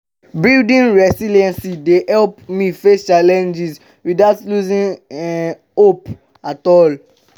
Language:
Nigerian Pidgin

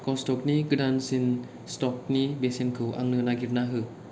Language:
Bodo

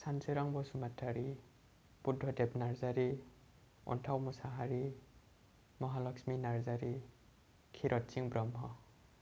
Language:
Bodo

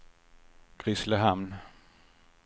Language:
Swedish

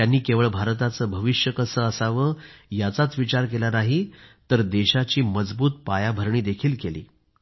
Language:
Marathi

